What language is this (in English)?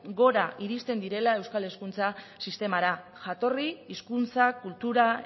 Basque